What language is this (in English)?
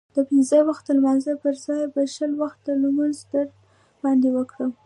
Pashto